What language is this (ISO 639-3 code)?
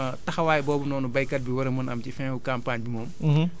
wol